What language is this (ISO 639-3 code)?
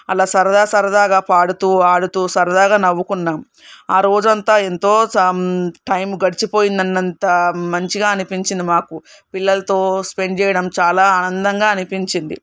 tel